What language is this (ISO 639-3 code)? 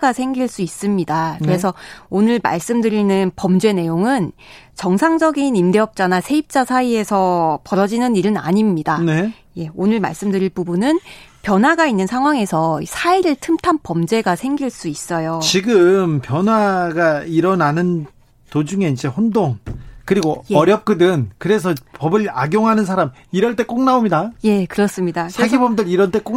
kor